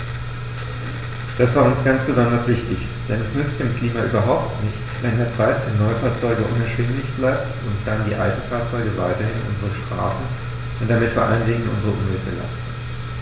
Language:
German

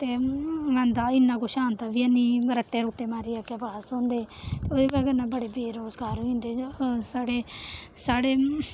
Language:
Dogri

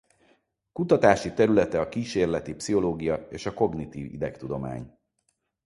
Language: Hungarian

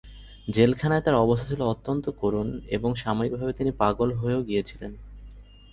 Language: Bangla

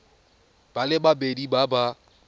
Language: Tswana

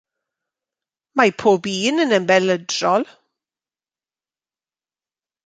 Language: Welsh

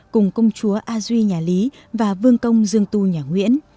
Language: Vietnamese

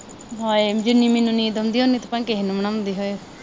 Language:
Punjabi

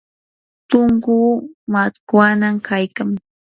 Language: Yanahuanca Pasco Quechua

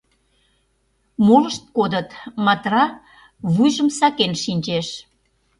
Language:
Mari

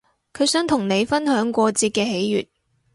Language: Cantonese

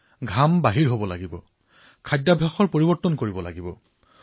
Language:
Assamese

